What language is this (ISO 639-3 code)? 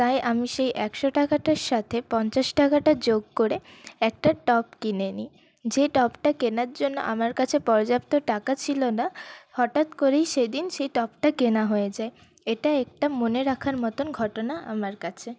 ben